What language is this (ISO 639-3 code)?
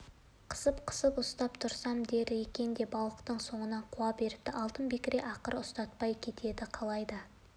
kaz